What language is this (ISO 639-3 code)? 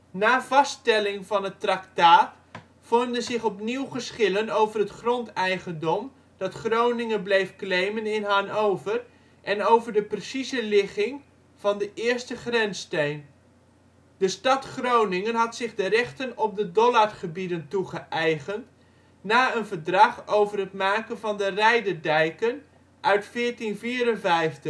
nld